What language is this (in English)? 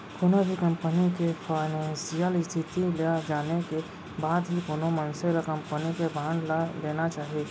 Chhattisgarhi